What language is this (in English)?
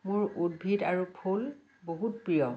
Assamese